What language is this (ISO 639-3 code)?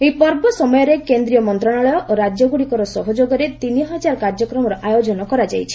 ori